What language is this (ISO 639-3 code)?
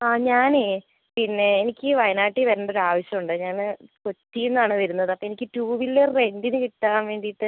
mal